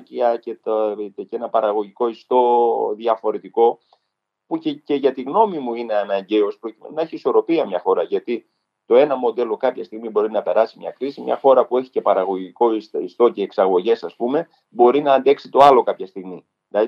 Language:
Greek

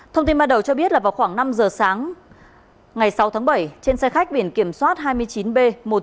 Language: Vietnamese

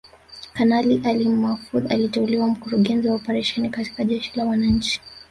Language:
Swahili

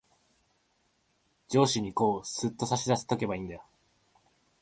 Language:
Japanese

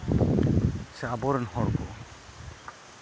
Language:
Santali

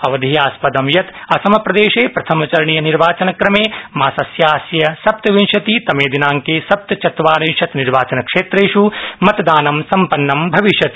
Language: Sanskrit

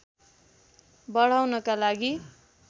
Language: Nepali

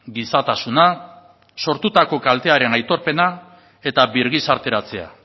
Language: Basque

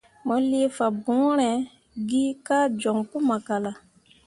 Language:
Mundang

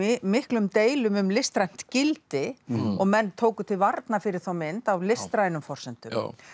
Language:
Icelandic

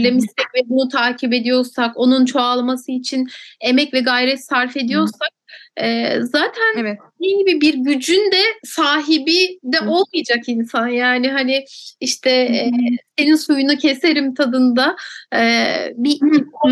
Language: Turkish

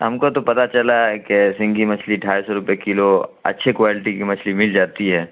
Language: Urdu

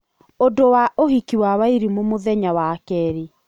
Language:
Kikuyu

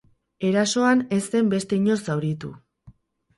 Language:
Basque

